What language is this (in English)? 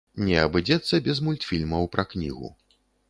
Belarusian